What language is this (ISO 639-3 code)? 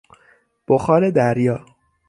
fas